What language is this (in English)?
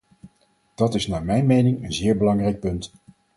Dutch